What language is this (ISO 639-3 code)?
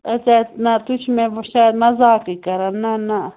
kas